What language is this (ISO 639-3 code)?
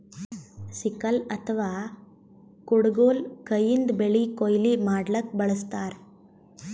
kan